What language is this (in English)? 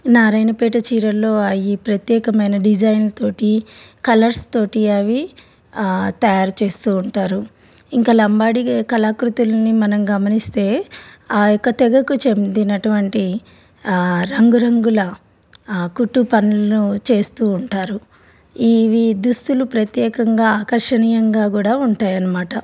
Telugu